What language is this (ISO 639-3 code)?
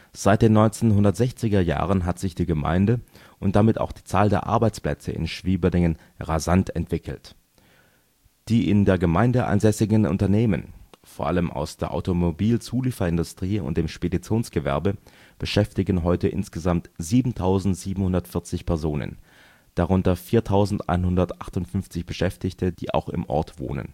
deu